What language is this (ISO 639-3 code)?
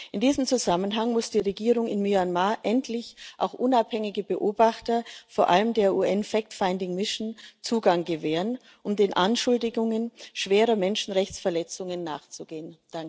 deu